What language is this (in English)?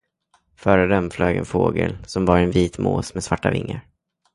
Swedish